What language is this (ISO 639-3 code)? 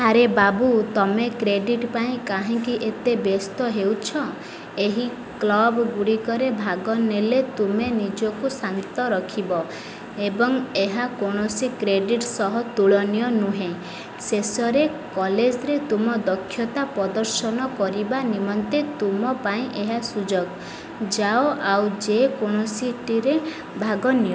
ori